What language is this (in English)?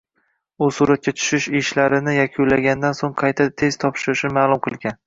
Uzbek